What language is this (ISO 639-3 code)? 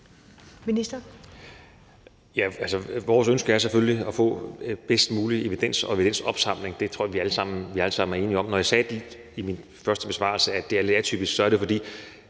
dan